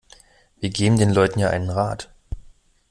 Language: German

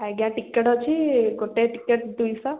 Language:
Odia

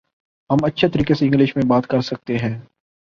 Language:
Urdu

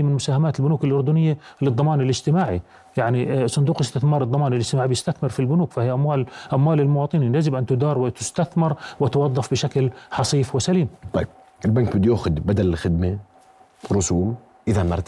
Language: Arabic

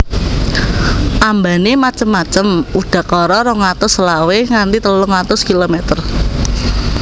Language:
Javanese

